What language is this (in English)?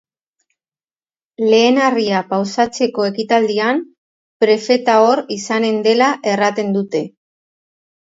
Basque